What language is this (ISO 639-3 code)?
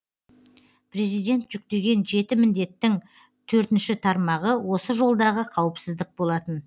kaz